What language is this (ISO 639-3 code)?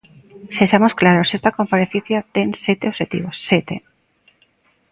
glg